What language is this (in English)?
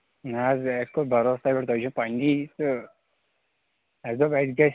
Kashmiri